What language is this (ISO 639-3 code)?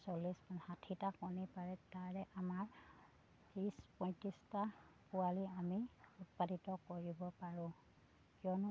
asm